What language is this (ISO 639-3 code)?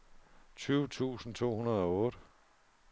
dan